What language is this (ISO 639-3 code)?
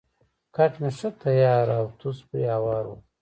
pus